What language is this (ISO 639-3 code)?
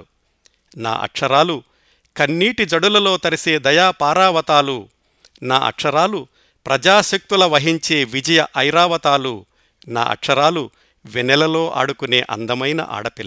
tel